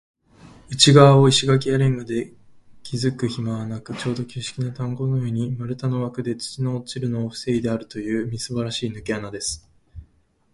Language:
Japanese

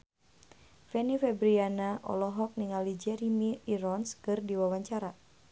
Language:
Sundanese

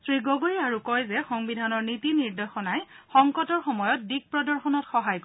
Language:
Assamese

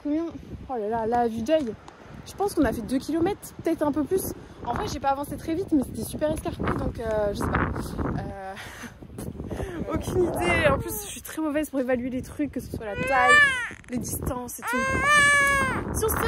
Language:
French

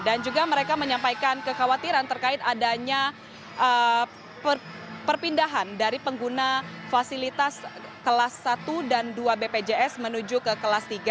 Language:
Indonesian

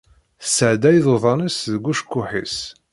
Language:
Kabyle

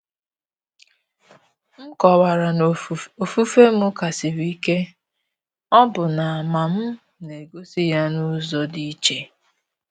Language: Igbo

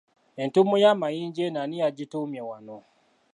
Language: Ganda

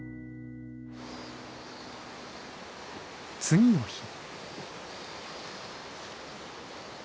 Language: Japanese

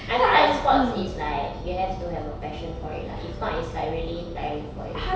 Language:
English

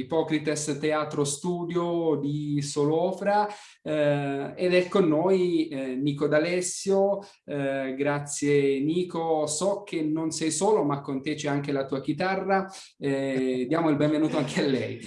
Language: Italian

